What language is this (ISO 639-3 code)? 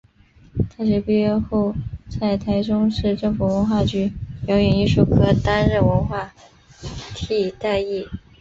zho